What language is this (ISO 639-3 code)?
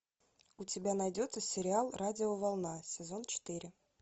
rus